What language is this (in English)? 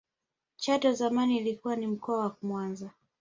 Swahili